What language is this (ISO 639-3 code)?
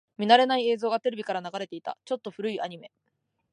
jpn